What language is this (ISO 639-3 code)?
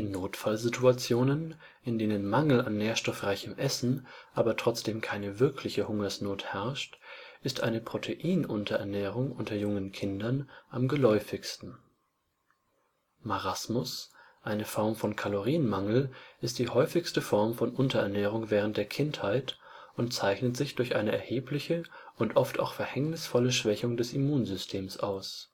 deu